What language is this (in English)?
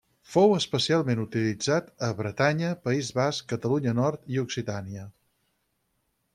Catalan